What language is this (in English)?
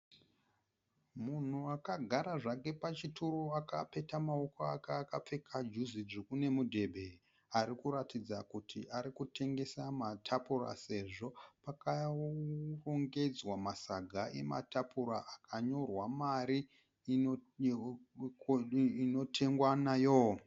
Shona